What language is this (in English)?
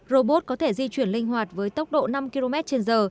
Vietnamese